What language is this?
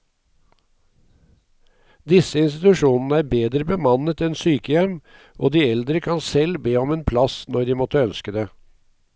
Norwegian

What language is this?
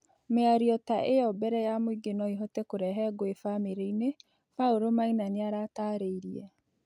Kikuyu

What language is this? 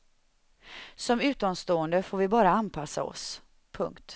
Swedish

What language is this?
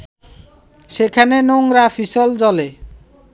Bangla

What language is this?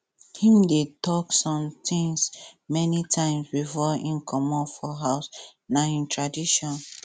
Nigerian Pidgin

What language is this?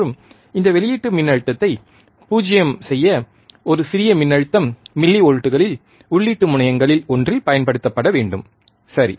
Tamil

